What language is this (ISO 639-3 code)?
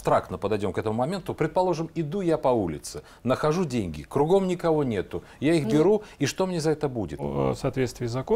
rus